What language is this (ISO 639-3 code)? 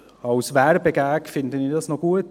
gsw